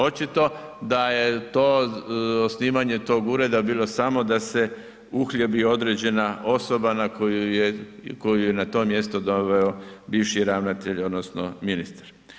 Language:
Croatian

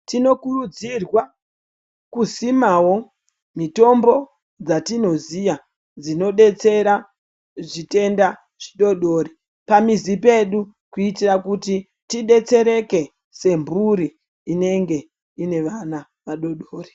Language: Ndau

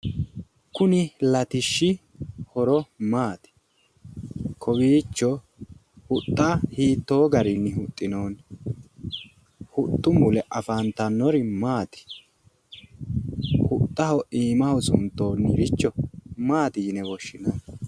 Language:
Sidamo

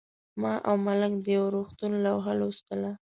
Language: Pashto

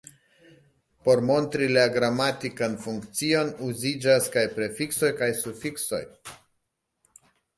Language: Esperanto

